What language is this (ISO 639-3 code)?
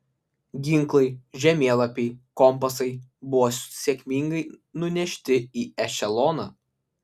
lit